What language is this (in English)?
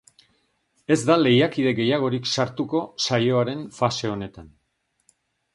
Basque